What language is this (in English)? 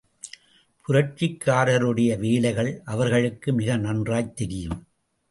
Tamil